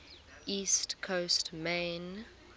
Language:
English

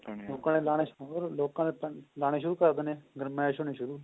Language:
Punjabi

